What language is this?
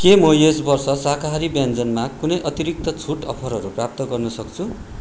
Nepali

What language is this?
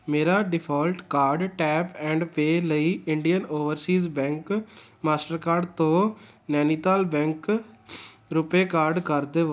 Punjabi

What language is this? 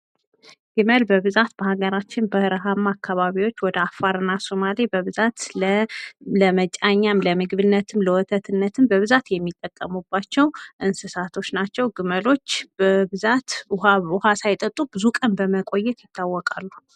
Amharic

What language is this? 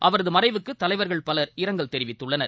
Tamil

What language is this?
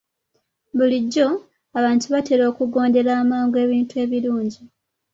Ganda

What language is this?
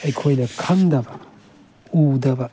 Manipuri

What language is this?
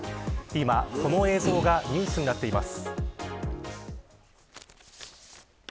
Japanese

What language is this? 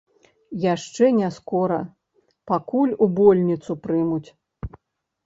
Belarusian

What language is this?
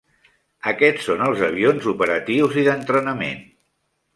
Catalan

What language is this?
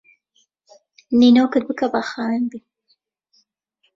Central Kurdish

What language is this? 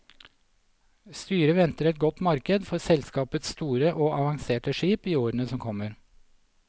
Norwegian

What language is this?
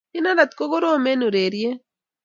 Kalenjin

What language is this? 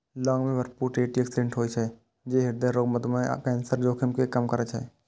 Maithili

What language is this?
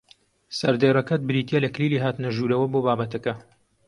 Central Kurdish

